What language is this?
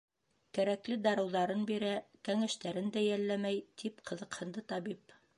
Bashkir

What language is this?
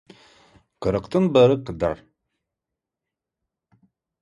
Kazakh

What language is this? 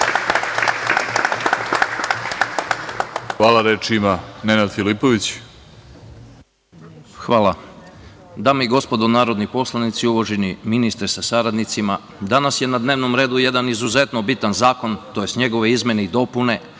Serbian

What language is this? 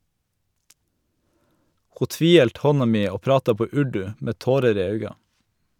Norwegian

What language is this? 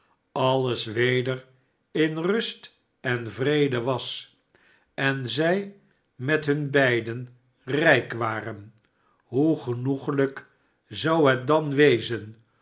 Dutch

